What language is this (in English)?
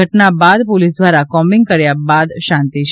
Gujarati